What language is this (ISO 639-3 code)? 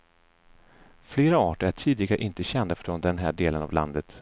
swe